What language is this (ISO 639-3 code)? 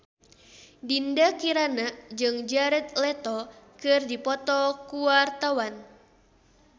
sun